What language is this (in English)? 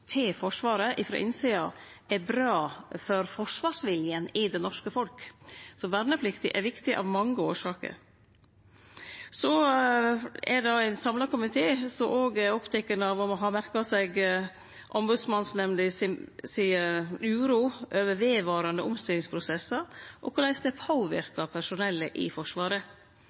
Norwegian Nynorsk